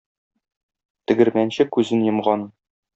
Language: Tatar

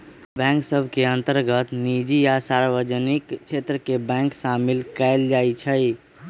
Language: Magahi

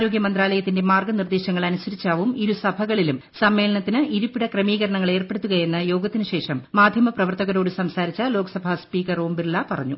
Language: Malayalam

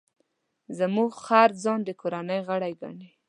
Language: Pashto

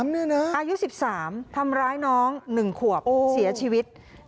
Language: Thai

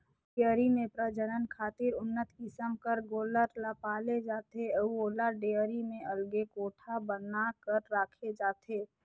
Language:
Chhattisgarhi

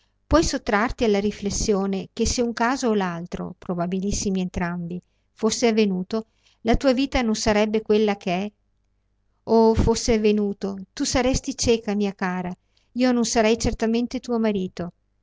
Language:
Italian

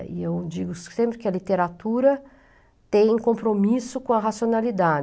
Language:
Portuguese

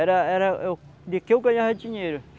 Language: Portuguese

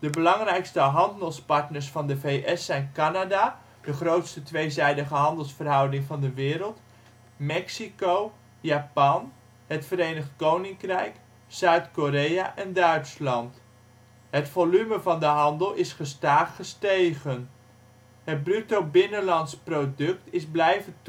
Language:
Dutch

